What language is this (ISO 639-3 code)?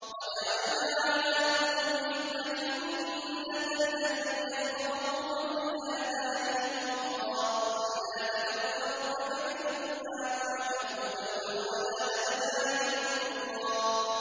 ara